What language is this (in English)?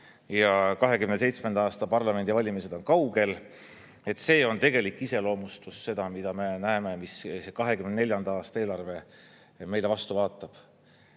Estonian